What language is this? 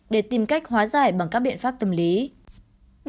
Vietnamese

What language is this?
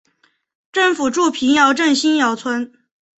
Chinese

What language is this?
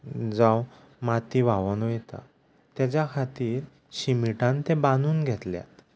Konkani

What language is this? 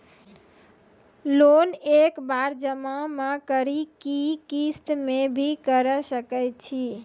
Maithili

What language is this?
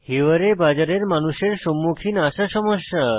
Bangla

